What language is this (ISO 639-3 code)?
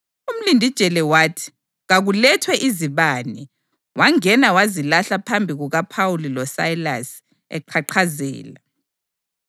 nde